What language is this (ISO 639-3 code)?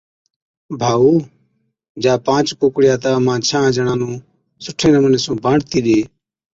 odk